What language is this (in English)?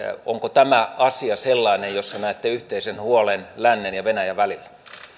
Finnish